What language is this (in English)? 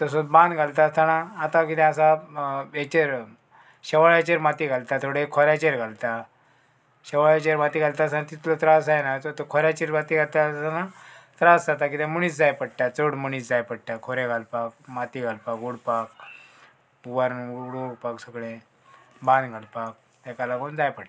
Konkani